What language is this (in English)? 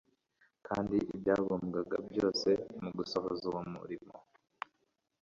Kinyarwanda